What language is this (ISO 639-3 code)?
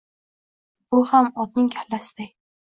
uzb